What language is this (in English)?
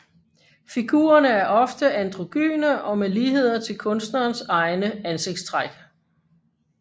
Danish